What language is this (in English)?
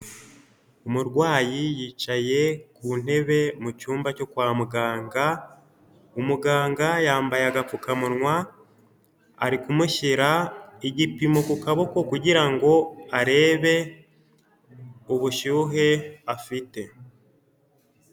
Kinyarwanda